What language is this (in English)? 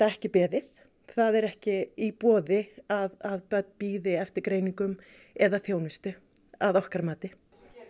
Icelandic